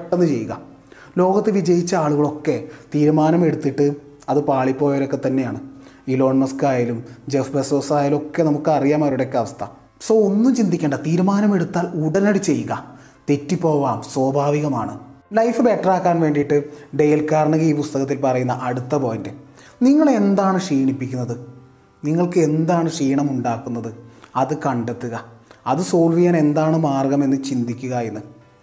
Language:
Malayalam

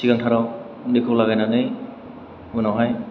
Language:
Bodo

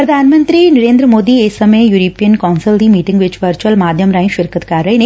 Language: Punjabi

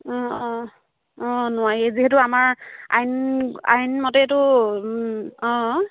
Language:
Assamese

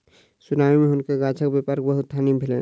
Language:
Maithili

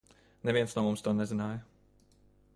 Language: Latvian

